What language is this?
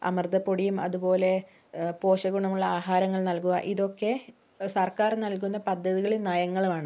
Malayalam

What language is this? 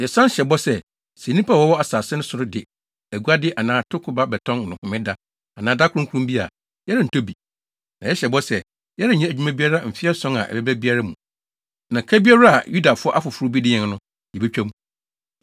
Akan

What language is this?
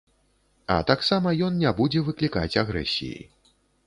Belarusian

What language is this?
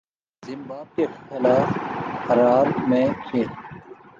Urdu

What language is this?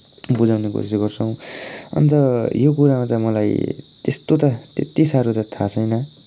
Nepali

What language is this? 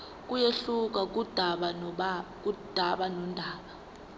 Zulu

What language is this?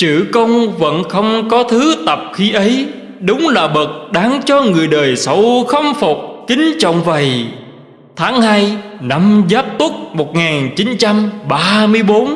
Vietnamese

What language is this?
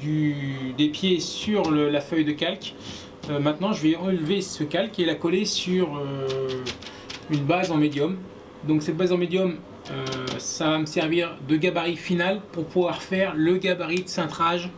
French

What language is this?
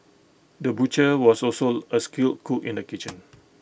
English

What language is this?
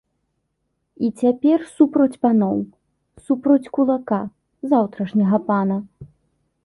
Belarusian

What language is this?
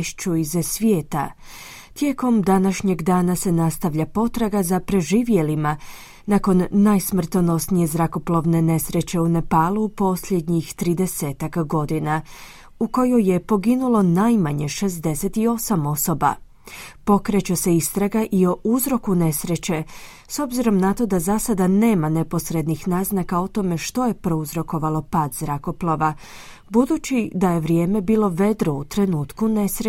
Croatian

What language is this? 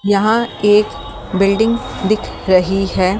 Hindi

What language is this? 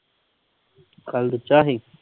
Punjabi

